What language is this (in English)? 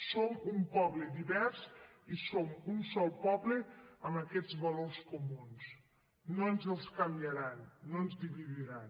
Catalan